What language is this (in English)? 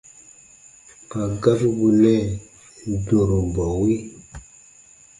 Baatonum